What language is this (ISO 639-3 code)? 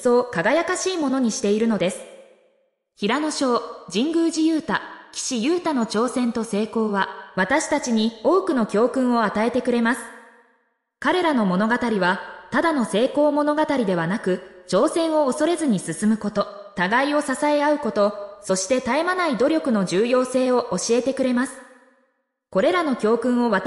jpn